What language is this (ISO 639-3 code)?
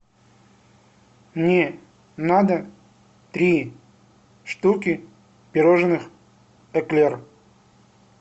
rus